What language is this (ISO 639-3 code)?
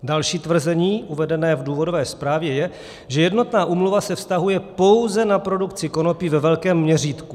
ces